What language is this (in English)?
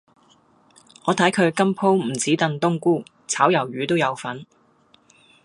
Cantonese